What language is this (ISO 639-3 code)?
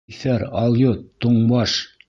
bak